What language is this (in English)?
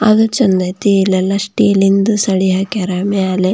Kannada